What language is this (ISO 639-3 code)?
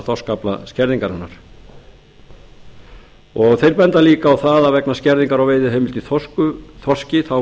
isl